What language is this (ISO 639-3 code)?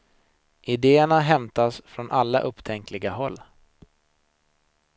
swe